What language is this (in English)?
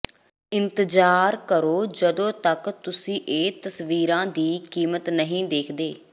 Punjabi